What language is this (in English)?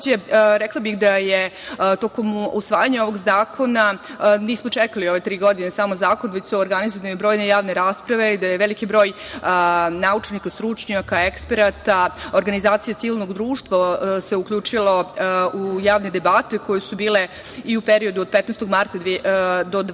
Serbian